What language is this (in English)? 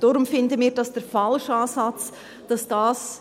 Swiss German